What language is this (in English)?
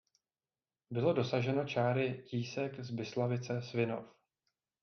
Czech